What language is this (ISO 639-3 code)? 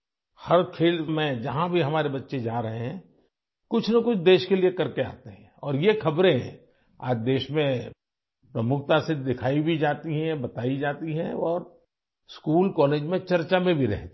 urd